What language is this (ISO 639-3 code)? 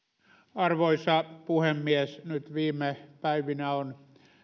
fin